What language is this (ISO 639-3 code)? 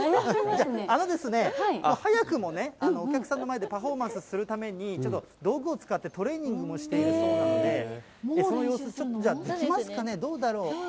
jpn